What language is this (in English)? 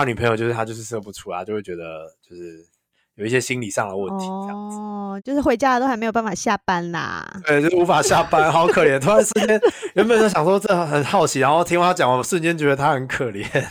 Chinese